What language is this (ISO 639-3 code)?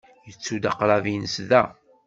kab